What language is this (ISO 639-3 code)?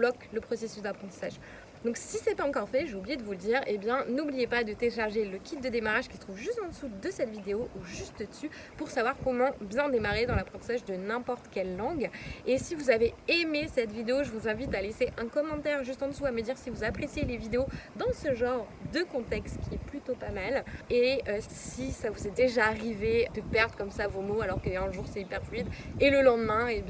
fra